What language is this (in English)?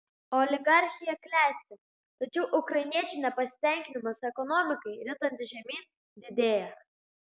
Lithuanian